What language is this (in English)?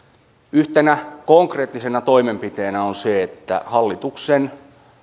Finnish